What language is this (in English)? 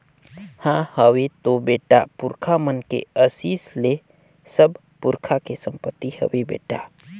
Chhattisgarhi